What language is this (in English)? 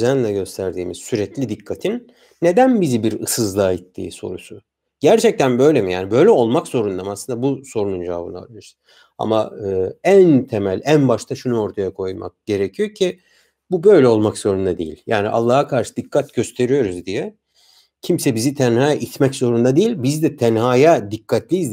Turkish